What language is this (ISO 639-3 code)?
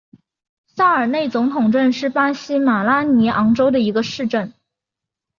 zho